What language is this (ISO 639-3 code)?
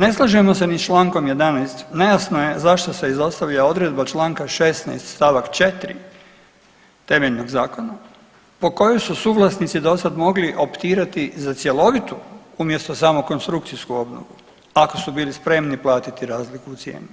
hrv